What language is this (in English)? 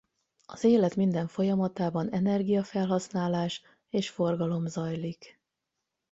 Hungarian